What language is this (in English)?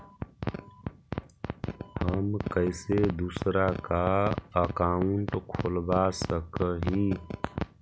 Magahi